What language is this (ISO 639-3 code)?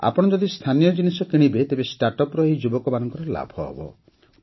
ori